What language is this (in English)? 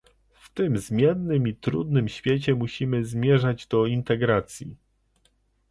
Polish